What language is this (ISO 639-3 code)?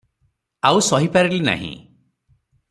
ori